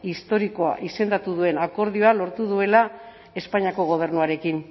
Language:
Basque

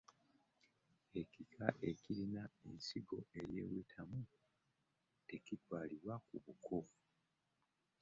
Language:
Ganda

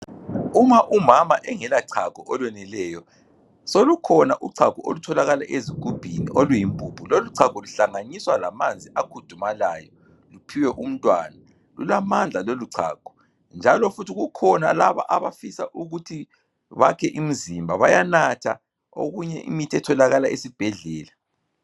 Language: North Ndebele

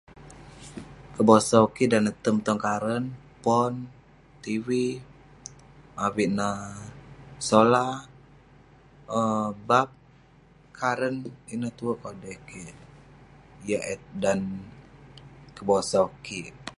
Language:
Western Penan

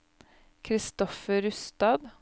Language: Norwegian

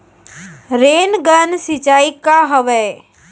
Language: Chhattisgarhi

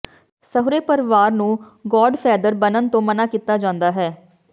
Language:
Punjabi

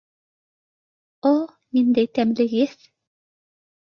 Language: Bashkir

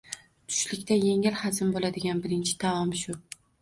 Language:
Uzbek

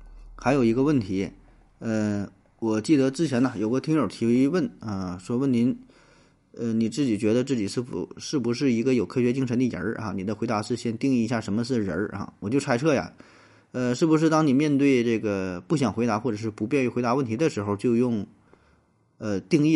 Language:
Chinese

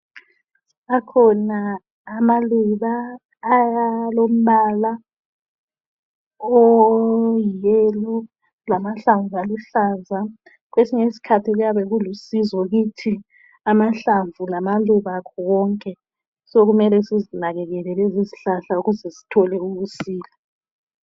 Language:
North Ndebele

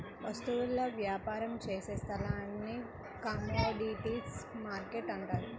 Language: Telugu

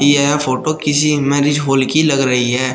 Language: Hindi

